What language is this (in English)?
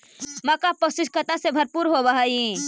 Magahi